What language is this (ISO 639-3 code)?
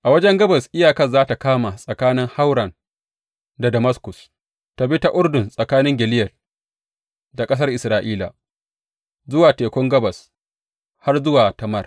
hau